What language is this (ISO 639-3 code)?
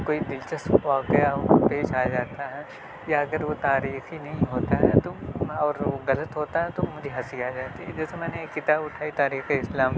urd